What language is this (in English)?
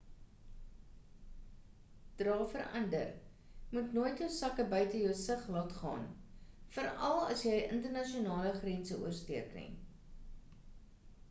Afrikaans